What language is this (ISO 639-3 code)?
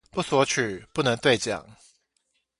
zho